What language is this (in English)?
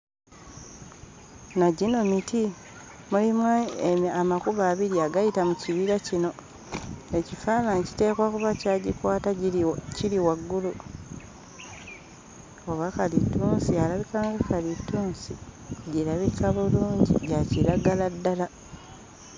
Ganda